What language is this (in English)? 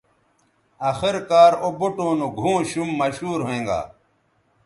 Bateri